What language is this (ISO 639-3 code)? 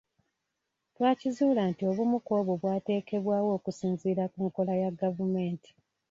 lug